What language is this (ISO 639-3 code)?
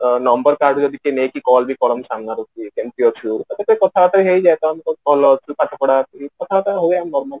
ori